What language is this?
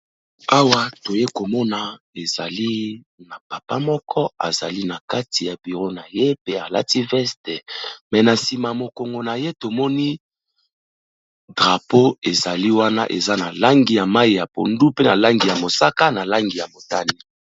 Lingala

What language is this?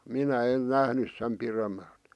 Finnish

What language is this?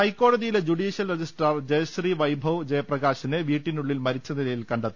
Malayalam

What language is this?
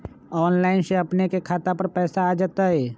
Magahi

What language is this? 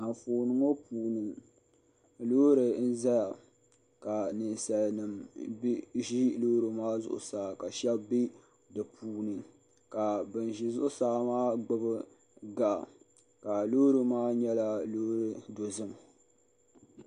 Dagbani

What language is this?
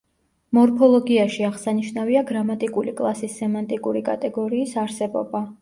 Georgian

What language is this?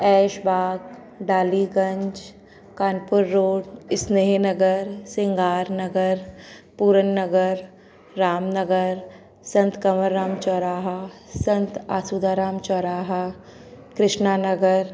Sindhi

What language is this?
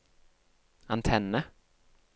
Norwegian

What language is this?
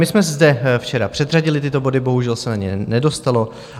Czech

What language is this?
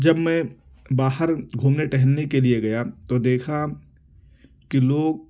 Urdu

